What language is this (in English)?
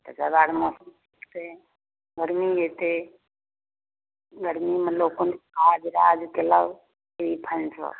Maithili